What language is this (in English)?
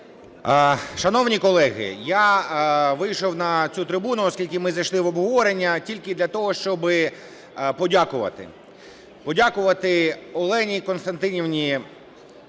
Ukrainian